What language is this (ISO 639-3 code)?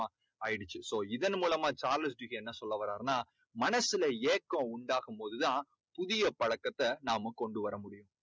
tam